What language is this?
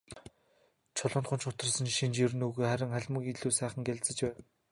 Mongolian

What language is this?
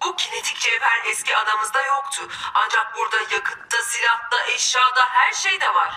Turkish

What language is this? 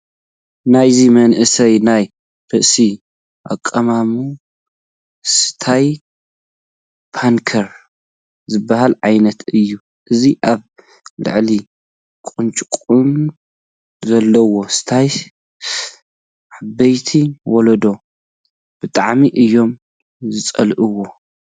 Tigrinya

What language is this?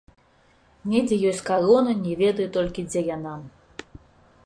Belarusian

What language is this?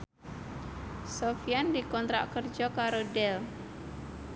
Javanese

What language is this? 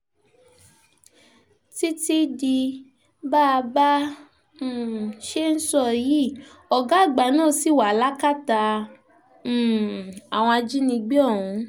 Yoruba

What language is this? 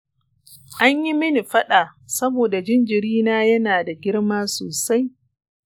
Hausa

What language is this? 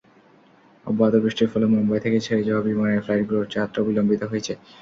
Bangla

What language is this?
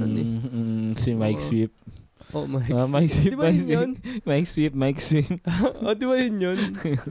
Filipino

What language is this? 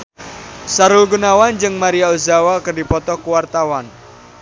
Sundanese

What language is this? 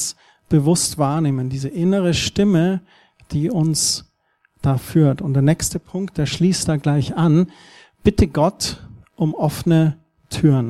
German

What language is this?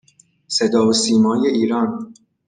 Persian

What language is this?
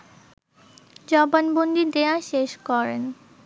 Bangla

